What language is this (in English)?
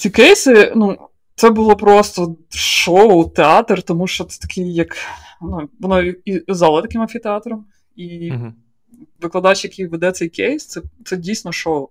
Ukrainian